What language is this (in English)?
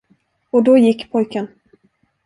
Swedish